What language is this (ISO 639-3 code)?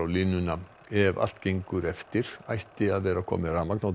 isl